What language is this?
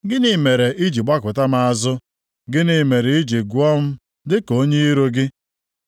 Igbo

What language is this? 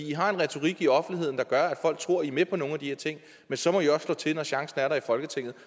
Danish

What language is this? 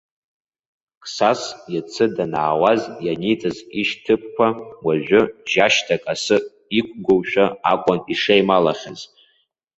Abkhazian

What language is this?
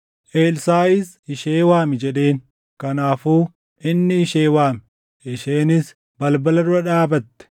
Oromo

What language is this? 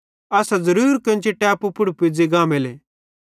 Bhadrawahi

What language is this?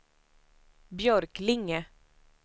Swedish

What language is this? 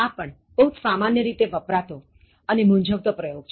Gujarati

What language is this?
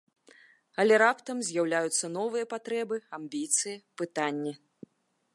Belarusian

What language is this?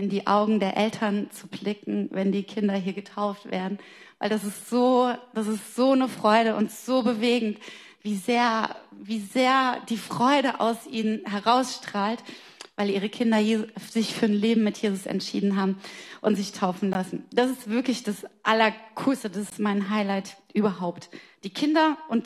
German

